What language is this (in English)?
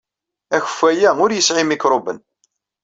Kabyle